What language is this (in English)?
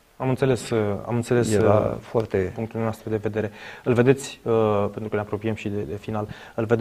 Romanian